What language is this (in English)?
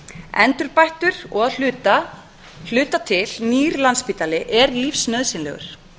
Icelandic